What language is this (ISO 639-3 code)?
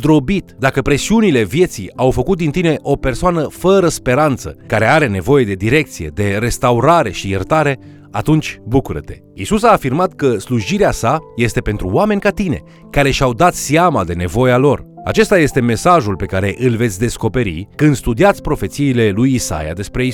ron